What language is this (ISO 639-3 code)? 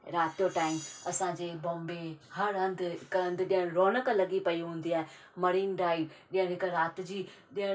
snd